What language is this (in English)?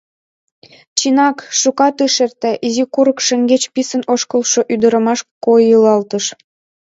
Mari